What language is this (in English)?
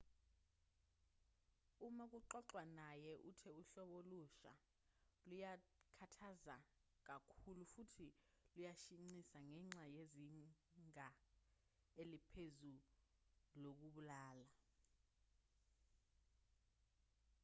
Zulu